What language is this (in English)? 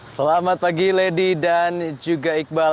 Indonesian